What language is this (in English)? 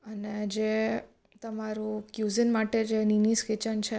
Gujarati